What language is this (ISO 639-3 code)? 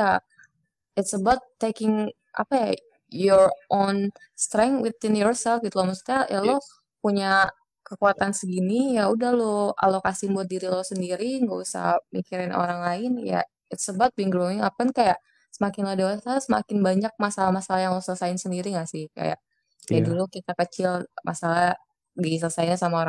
ind